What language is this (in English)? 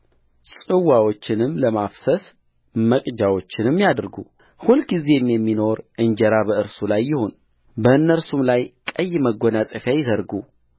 Amharic